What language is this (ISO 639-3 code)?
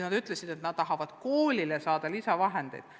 est